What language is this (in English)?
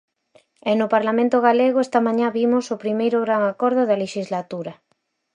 Galician